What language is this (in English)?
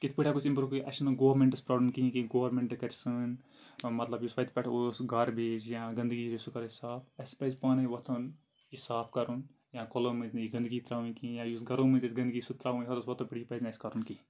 Kashmiri